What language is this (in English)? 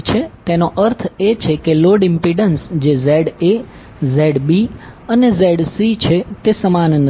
Gujarati